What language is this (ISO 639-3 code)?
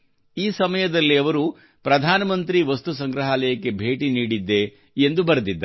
kan